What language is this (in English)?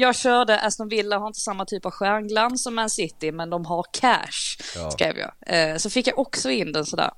Swedish